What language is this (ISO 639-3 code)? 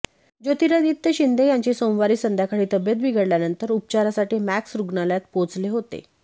mar